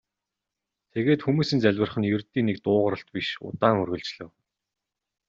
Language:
Mongolian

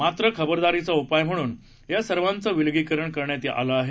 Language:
Marathi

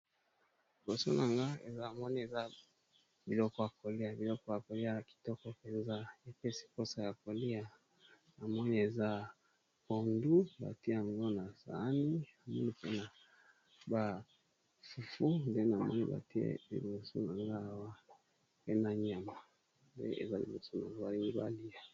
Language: Lingala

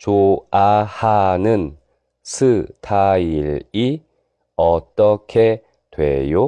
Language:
Korean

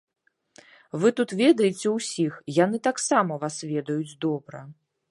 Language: Belarusian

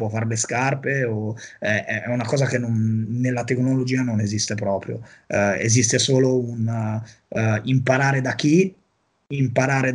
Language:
Italian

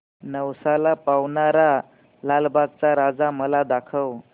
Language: Marathi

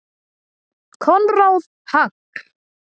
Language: Icelandic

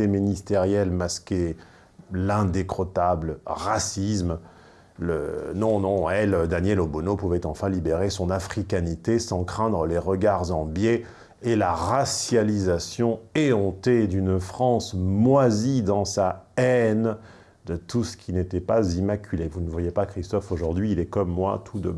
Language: French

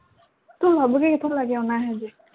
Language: Punjabi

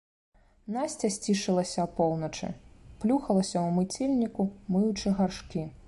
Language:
Belarusian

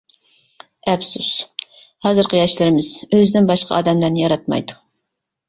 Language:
Uyghur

